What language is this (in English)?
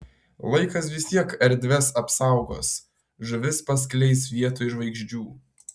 Lithuanian